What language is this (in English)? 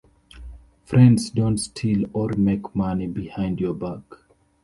English